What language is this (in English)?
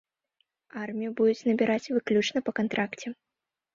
Belarusian